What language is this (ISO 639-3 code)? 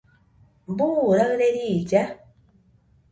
hux